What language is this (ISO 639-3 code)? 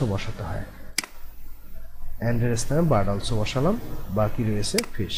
hin